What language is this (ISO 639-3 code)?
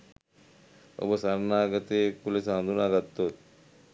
sin